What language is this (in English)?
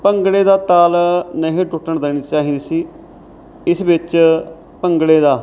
Punjabi